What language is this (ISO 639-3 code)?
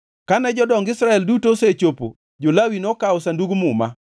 luo